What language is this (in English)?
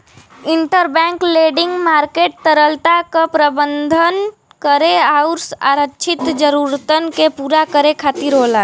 Bhojpuri